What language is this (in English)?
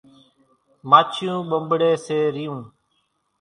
Kachi Koli